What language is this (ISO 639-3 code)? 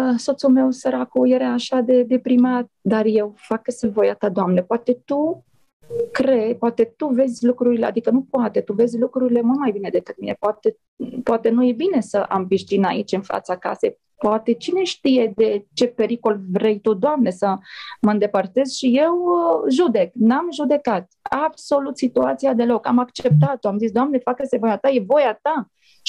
ron